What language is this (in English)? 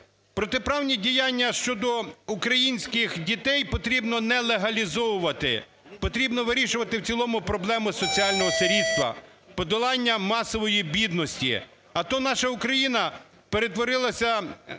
Ukrainian